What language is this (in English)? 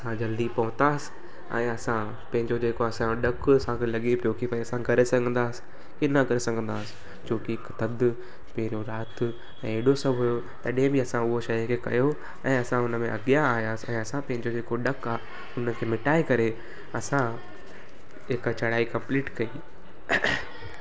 Sindhi